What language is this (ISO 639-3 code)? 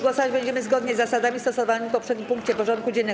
pol